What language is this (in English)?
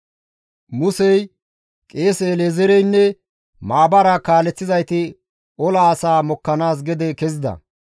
Gamo